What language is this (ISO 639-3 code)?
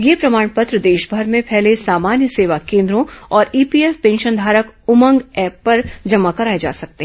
hin